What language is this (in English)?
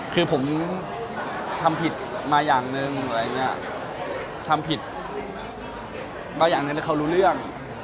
Thai